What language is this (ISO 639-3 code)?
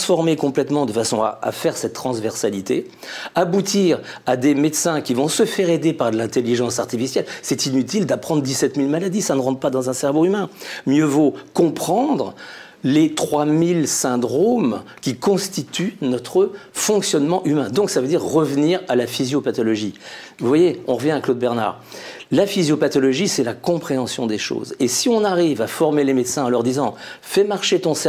fra